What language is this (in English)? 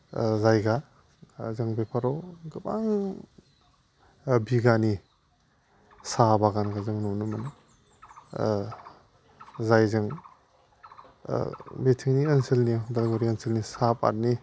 Bodo